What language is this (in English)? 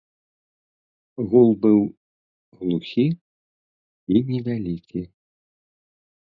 Belarusian